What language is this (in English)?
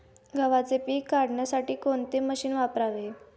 Marathi